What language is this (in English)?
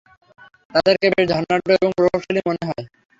Bangla